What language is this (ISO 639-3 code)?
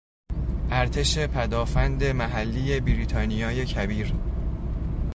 fas